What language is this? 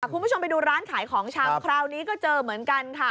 Thai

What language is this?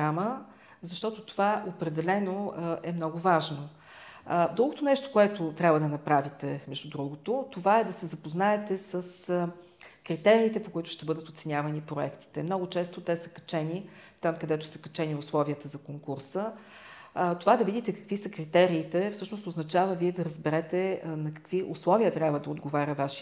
Bulgarian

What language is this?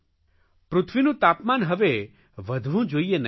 Gujarati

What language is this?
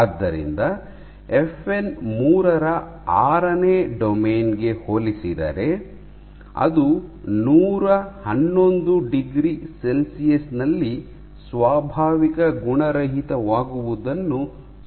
Kannada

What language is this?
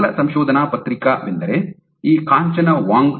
Kannada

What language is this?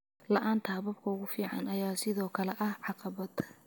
Somali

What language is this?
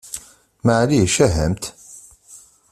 Kabyle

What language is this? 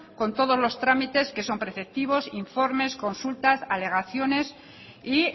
Spanish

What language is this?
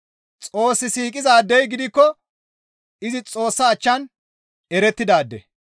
Gamo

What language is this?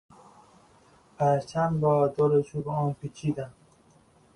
Persian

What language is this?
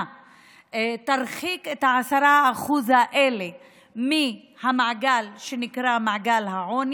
Hebrew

